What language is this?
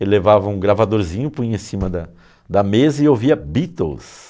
Portuguese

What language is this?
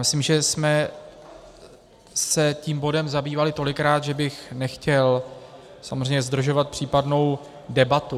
Czech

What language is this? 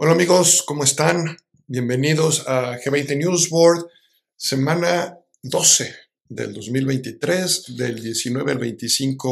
Spanish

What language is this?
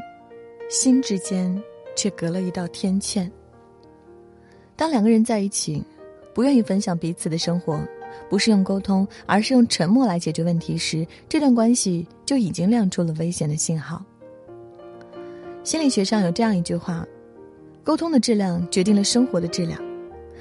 Chinese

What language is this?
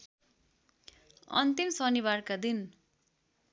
Nepali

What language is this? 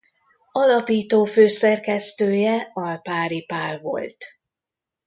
Hungarian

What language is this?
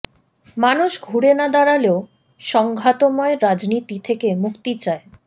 Bangla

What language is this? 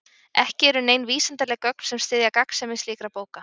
Icelandic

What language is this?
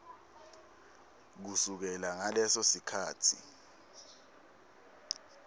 Swati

